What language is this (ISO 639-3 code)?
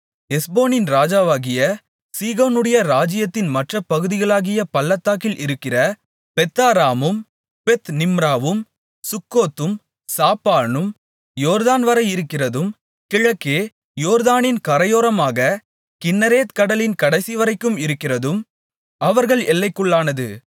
tam